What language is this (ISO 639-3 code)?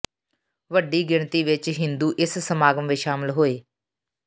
pan